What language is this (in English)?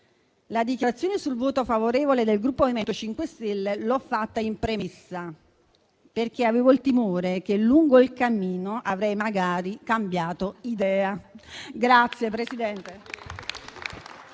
Italian